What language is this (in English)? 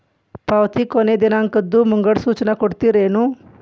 Kannada